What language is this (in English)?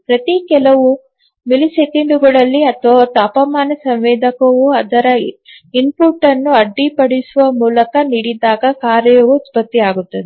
Kannada